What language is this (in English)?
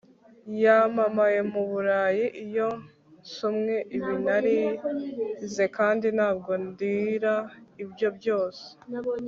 Kinyarwanda